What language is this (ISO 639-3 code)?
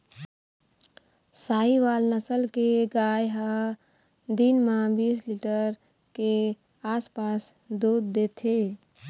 hne